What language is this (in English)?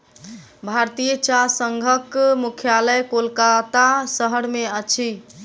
Maithili